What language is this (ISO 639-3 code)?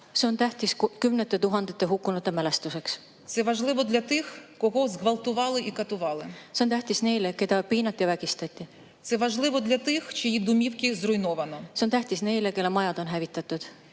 est